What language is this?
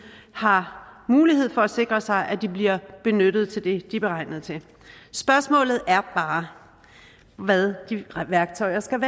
Danish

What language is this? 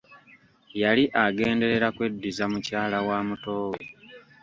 Ganda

